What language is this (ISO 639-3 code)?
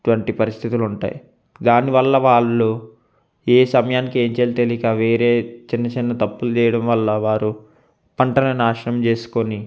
tel